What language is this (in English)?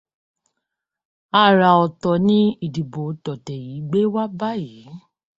Yoruba